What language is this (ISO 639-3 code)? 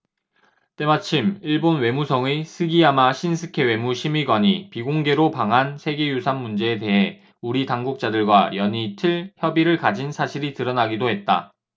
kor